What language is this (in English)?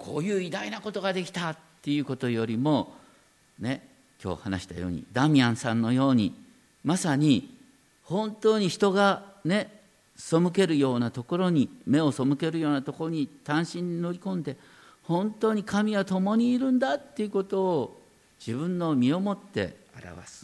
Japanese